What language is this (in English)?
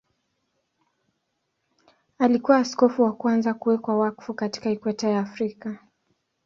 Swahili